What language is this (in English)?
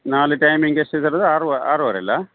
Kannada